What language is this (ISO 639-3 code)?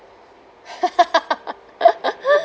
eng